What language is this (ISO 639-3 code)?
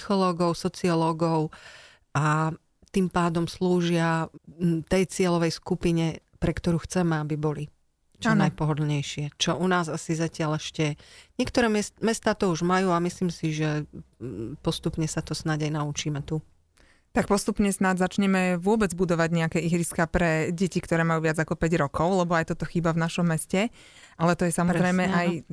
slk